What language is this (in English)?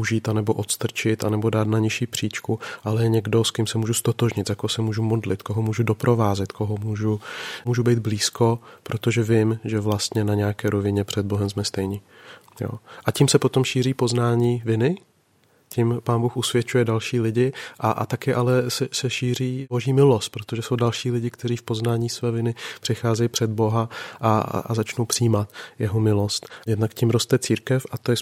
Czech